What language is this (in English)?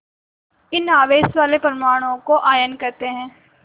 Hindi